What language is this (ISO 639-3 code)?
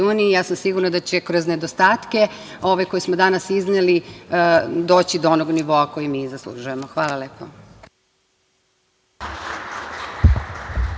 srp